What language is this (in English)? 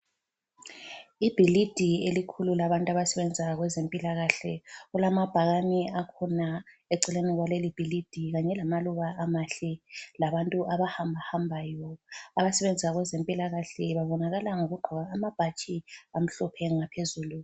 North Ndebele